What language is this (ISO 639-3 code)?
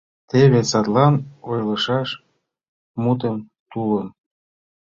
chm